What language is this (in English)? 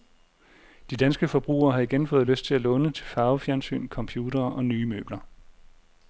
Danish